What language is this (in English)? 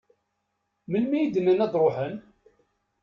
Kabyle